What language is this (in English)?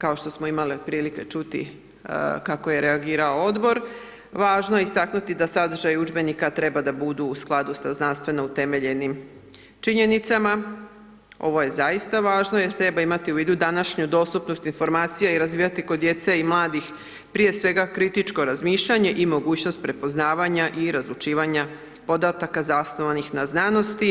Croatian